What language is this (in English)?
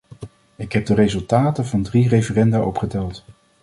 Dutch